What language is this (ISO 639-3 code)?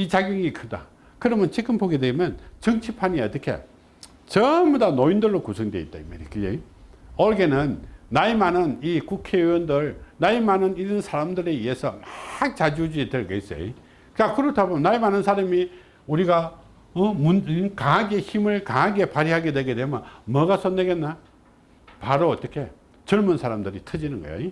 kor